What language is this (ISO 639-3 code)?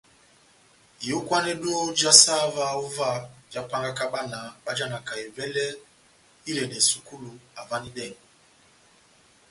bnm